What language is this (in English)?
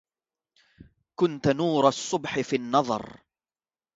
Arabic